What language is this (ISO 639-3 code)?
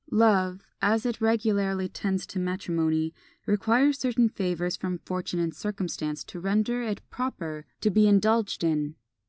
eng